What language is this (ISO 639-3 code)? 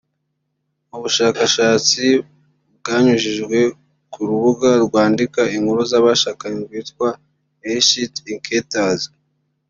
kin